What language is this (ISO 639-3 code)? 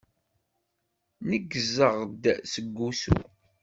kab